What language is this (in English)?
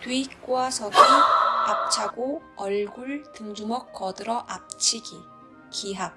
Korean